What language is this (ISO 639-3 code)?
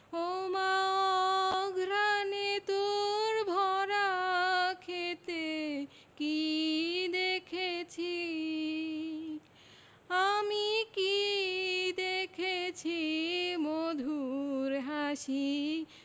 ben